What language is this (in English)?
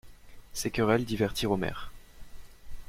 French